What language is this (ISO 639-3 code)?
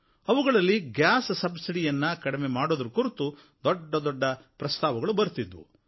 kan